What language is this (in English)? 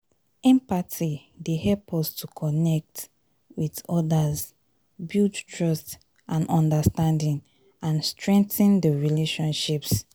Nigerian Pidgin